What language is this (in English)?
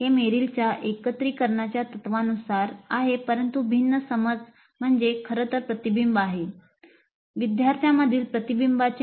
Marathi